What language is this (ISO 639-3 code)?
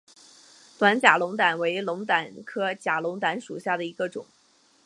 zho